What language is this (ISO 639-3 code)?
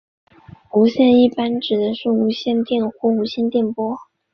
zho